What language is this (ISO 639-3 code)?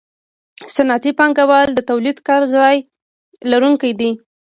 pus